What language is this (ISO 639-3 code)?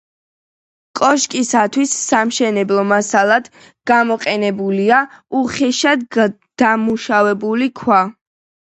kat